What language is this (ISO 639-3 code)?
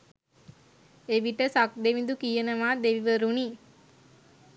sin